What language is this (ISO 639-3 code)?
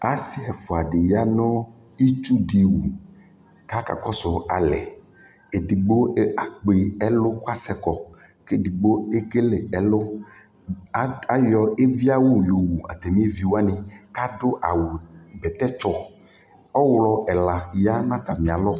kpo